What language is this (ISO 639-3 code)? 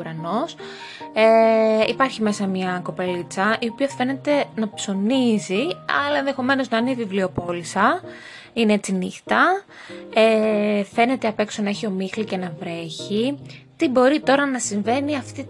ell